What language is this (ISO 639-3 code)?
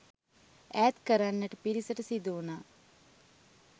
sin